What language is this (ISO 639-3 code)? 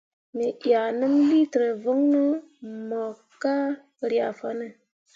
mua